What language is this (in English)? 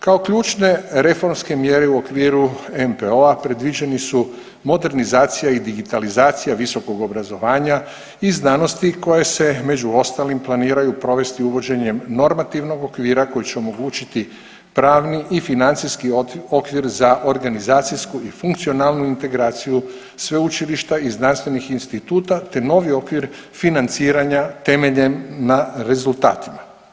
Croatian